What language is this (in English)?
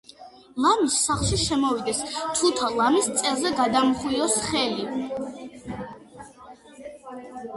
Georgian